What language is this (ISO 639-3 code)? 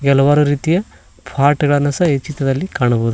kan